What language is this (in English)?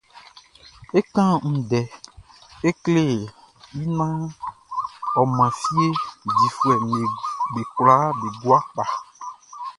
Baoulé